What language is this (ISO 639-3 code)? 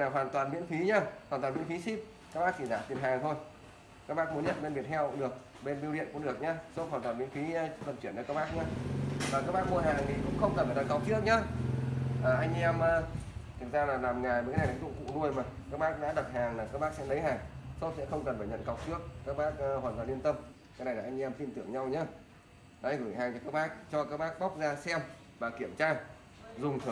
vie